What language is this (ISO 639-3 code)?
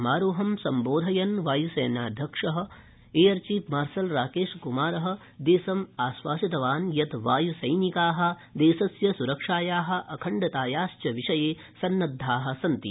san